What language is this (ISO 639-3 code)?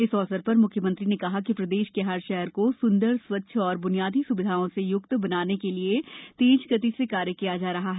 hin